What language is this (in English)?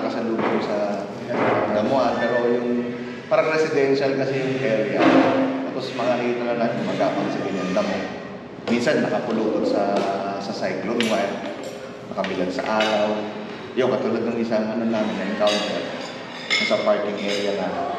Filipino